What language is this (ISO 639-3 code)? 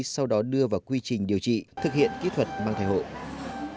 vie